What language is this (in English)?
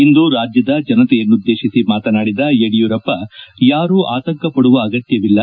Kannada